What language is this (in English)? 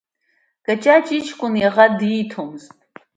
Abkhazian